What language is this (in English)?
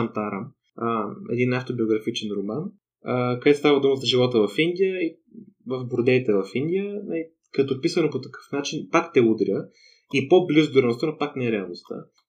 Bulgarian